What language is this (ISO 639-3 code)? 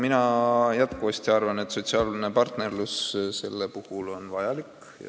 est